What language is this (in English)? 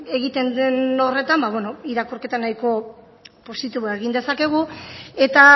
Basque